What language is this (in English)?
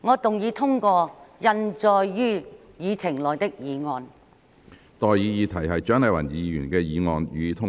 Cantonese